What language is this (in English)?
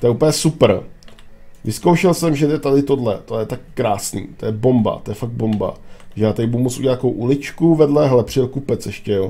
Czech